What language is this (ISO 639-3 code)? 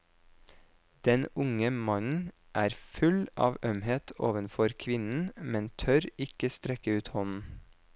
nor